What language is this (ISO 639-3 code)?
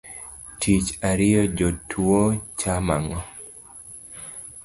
luo